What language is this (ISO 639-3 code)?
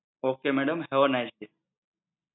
guj